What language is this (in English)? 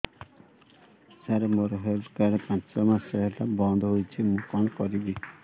Odia